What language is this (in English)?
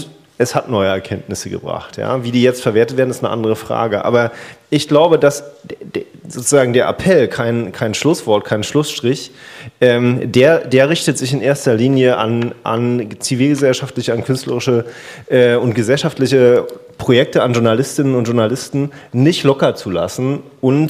German